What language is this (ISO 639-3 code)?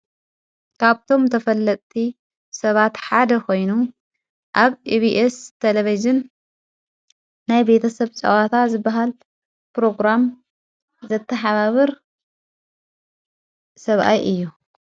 tir